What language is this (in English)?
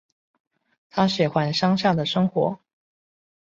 Chinese